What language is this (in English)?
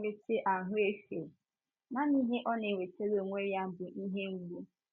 Igbo